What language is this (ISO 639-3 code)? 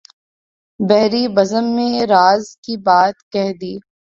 urd